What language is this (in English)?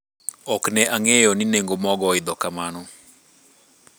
Luo (Kenya and Tanzania)